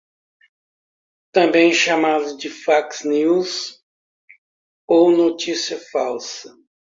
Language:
Portuguese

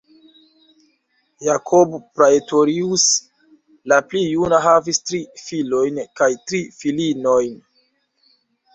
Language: Esperanto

